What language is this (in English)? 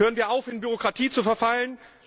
German